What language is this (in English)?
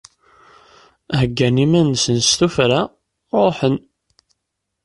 Kabyle